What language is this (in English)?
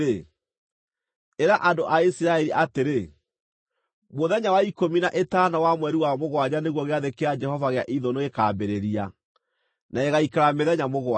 Kikuyu